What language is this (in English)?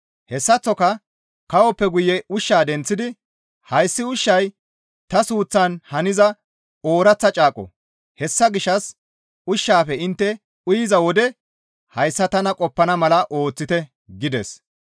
Gamo